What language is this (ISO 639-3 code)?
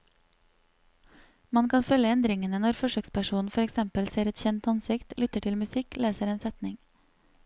nor